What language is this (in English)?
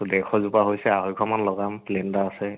Assamese